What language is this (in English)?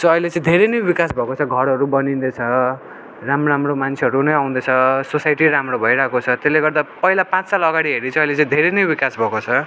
Nepali